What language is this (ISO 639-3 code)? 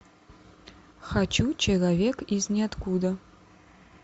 rus